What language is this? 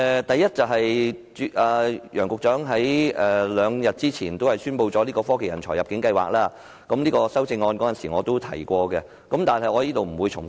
Cantonese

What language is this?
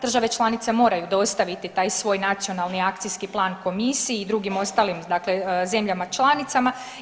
Croatian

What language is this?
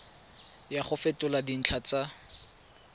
Tswana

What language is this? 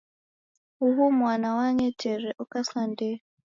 Taita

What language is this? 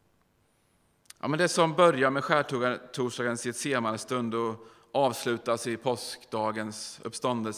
Swedish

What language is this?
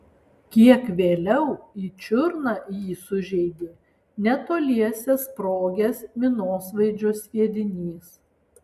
Lithuanian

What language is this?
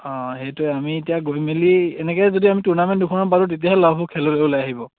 Assamese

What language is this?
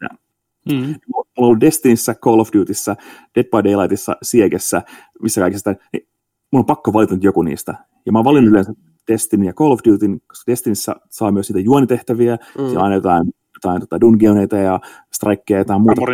Finnish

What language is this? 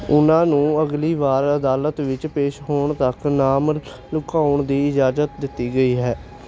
Punjabi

